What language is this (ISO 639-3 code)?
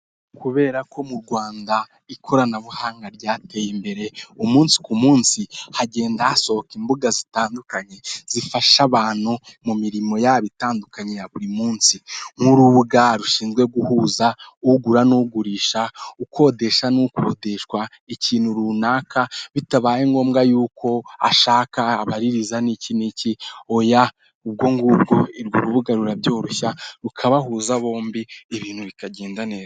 kin